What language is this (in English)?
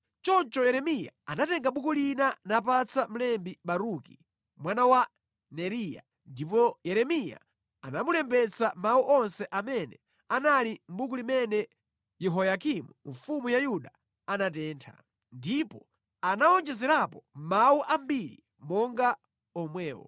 Nyanja